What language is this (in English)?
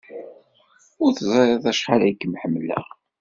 Kabyle